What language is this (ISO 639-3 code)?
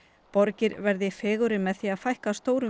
isl